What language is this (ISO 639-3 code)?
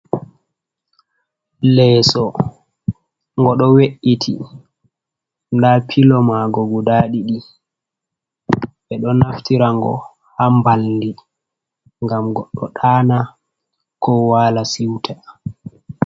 ful